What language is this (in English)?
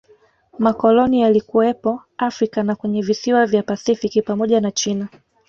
Swahili